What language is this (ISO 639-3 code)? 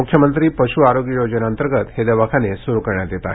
mar